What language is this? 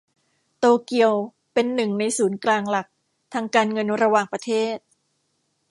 Thai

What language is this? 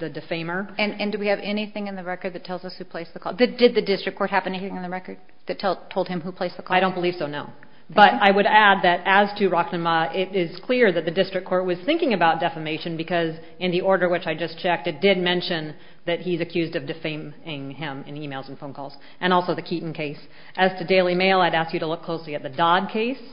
English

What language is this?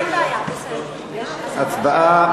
Hebrew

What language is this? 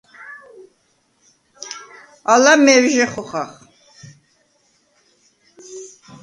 Svan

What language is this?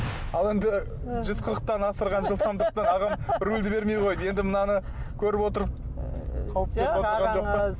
Kazakh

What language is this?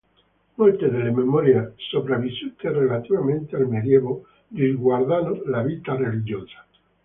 Italian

